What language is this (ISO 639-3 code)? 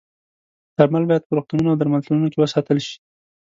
pus